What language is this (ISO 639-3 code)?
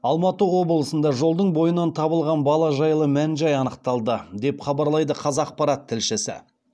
kaz